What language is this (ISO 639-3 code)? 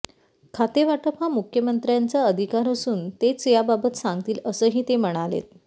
mar